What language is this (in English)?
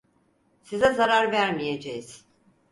Turkish